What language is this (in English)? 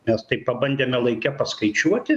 Lithuanian